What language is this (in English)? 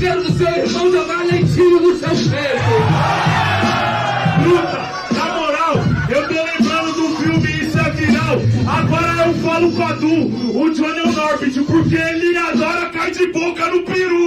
Portuguese